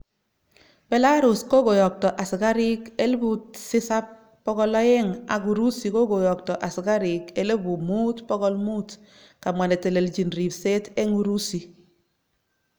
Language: Kalenjin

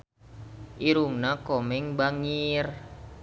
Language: Sundanese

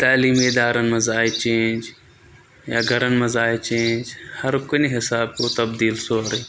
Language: Kashmiri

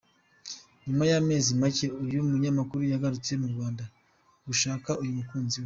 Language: Kinyarwanda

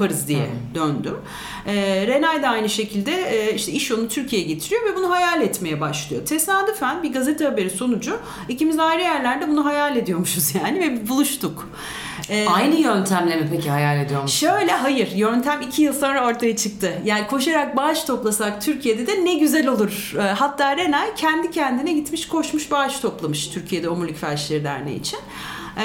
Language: Turkish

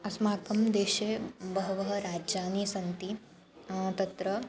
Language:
Sanskrit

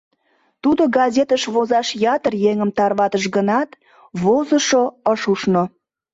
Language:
Mari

